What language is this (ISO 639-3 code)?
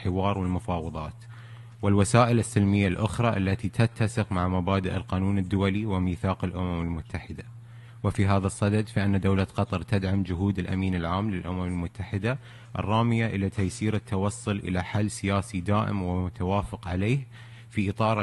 ara